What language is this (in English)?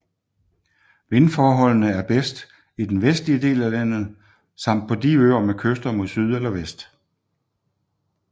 Danish